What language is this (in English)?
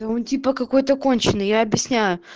Russian